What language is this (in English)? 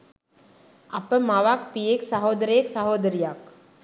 Sinhala